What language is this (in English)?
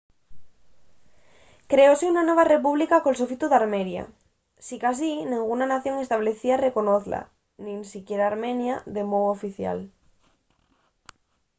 Asturian